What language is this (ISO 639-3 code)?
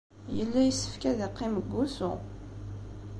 kab